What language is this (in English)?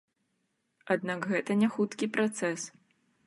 Belarusian